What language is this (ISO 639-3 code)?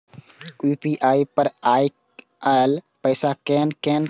mai